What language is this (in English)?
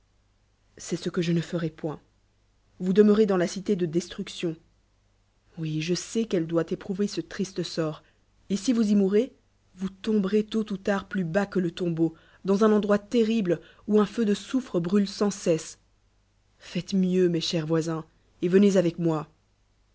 French